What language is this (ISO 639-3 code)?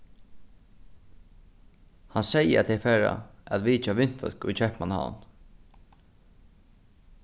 fao